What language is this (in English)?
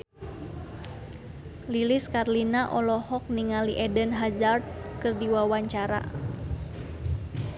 Sundanese